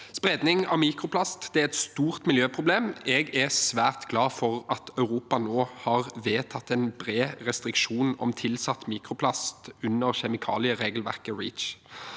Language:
Norwegian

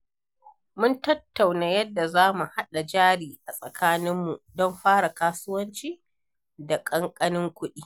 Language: Hausa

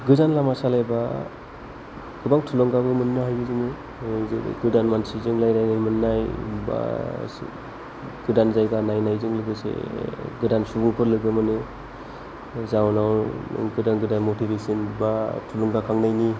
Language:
Bodo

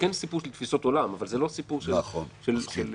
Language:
Hebrew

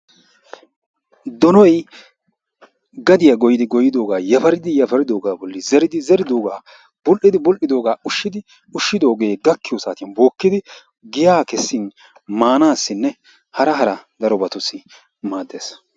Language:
Wolaytta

